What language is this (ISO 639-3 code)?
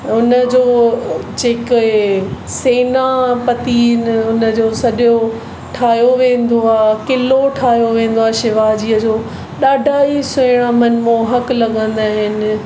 snd